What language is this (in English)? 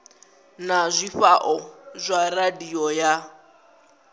Venda